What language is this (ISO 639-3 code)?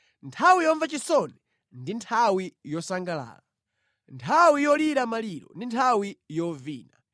nya